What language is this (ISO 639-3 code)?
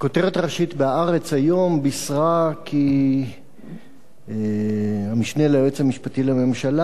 heb